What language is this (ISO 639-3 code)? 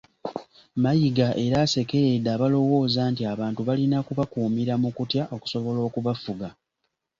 lug